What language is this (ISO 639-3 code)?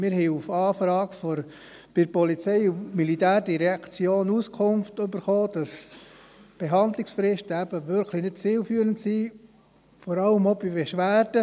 gsw